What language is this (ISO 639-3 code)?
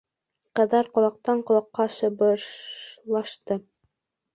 bak